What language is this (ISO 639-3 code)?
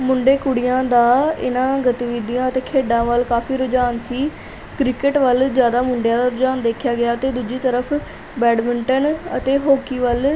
pan